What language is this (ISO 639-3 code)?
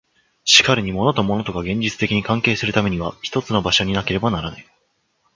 jpn